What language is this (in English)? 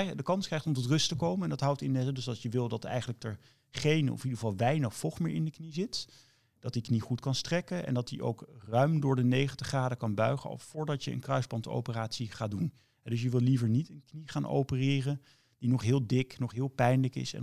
Dutch